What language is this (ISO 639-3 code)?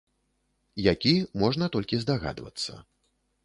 bel